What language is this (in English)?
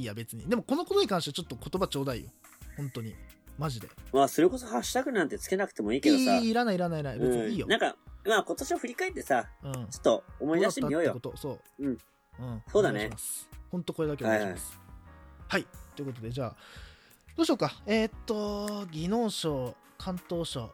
Japanese